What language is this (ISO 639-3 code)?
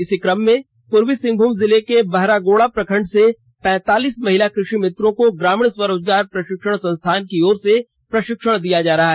hin